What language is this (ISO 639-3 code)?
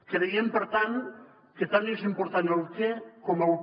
cat